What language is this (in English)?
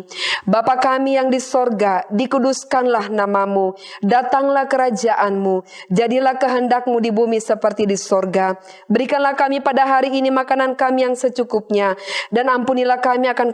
Indonesian